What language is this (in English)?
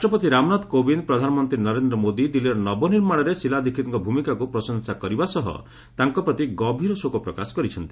Odia